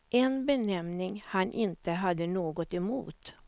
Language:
Swedish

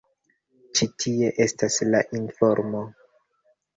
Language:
Esperanto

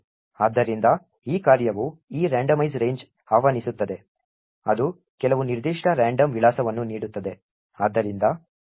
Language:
Kannada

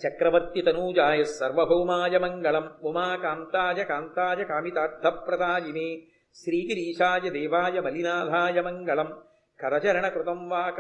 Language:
Telugu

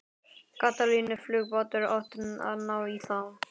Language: Icelandic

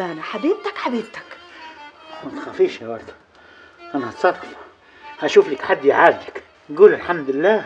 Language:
Arabic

